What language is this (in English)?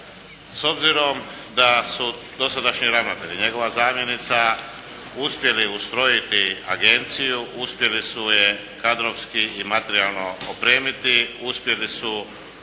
Croatian